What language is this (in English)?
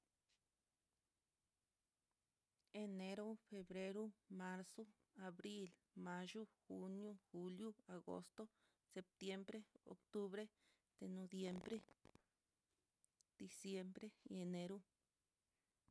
Mitlatongo Mixtec